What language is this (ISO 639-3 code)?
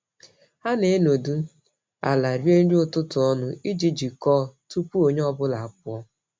ibo